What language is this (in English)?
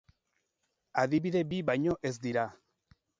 Basque